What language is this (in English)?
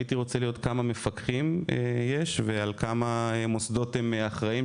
Hebrew